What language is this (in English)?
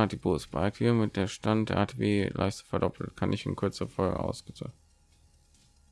German